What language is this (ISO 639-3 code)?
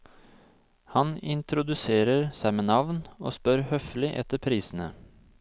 nor